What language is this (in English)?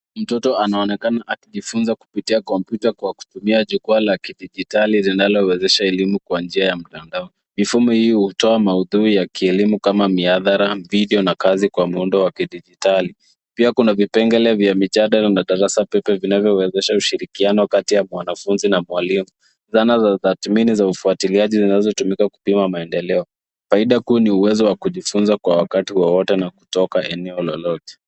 Swahili